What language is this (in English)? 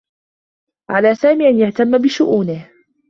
Arabic